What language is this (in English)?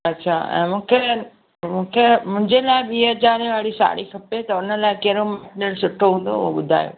Sindhi